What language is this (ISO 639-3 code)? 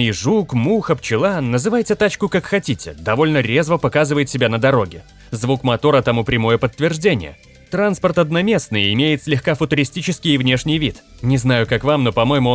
rus